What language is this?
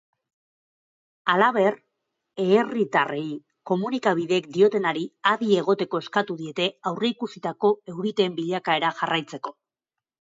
Basque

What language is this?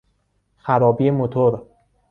Persian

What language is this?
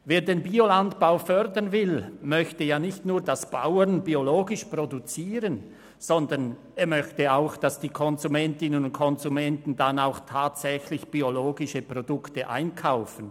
Swiss German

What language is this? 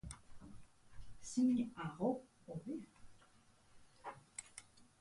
Basque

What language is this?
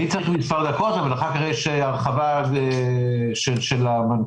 Hebrew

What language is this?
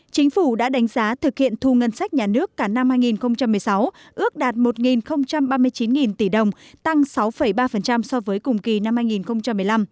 Vietnamese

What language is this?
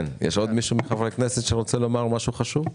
Hebrew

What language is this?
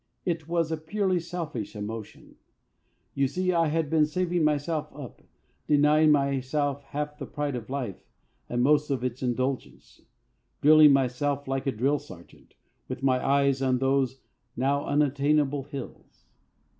English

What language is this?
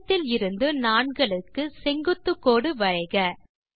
Tamil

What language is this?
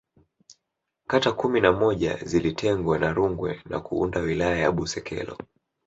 Swahili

